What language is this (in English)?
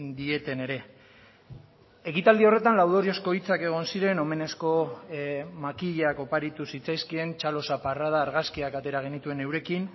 Basque